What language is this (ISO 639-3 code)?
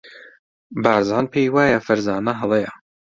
ckb